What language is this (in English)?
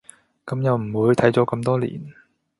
Cantonese